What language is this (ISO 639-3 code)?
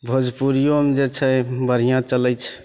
mai